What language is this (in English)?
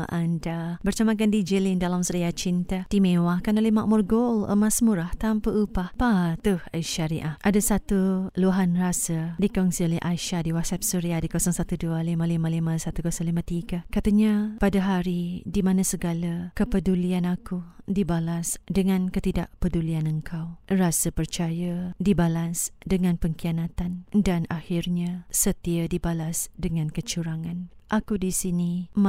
Malay